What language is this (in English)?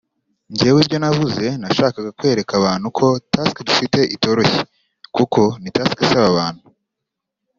Kinyarwanda